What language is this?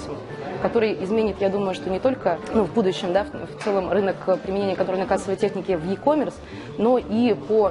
Russian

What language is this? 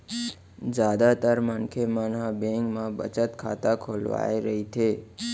Chhattisgarhi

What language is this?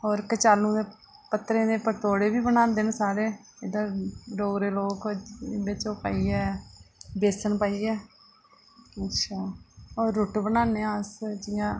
Dogri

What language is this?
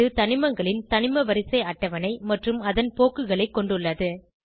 Tamil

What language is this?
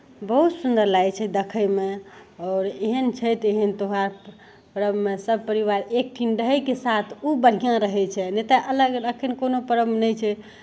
Maithili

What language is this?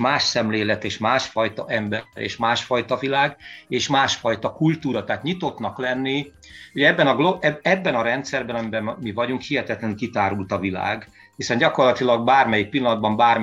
Hungarian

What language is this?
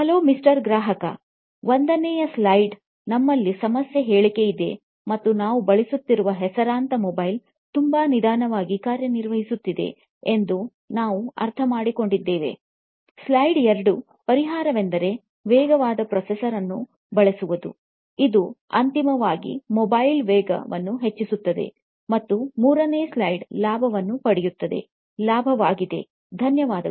Kannada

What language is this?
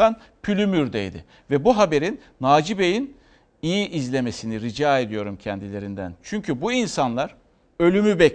Turkish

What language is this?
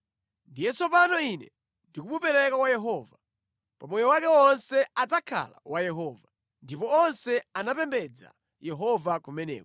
Nyanja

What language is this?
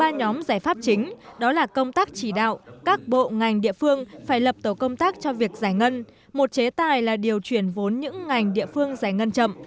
Vietnamese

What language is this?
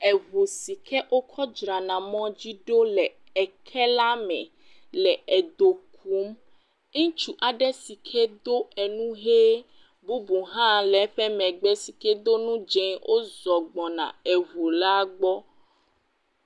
Ewe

